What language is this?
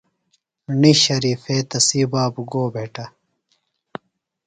Phalura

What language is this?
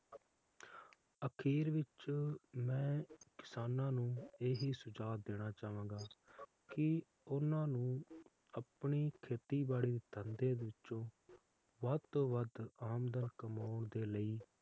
Punjabi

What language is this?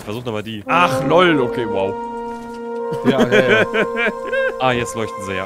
German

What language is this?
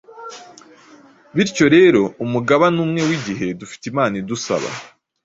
Kinyarwanda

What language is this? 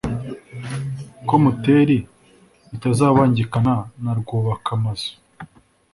Kinyarwanda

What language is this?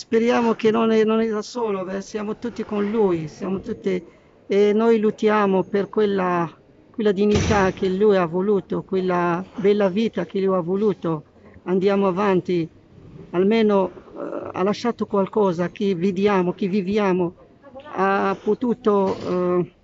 Italian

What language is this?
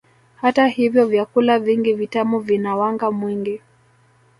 Swahili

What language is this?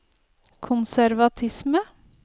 Norwegian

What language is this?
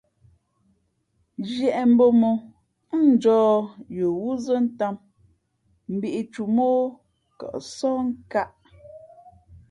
Fe'fe'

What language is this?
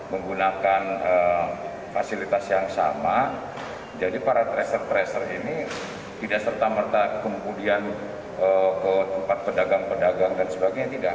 Indonesian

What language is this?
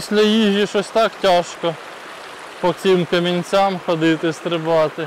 Ukrainian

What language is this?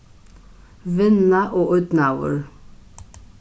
Faroese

